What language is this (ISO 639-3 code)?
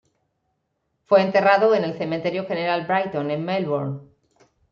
spa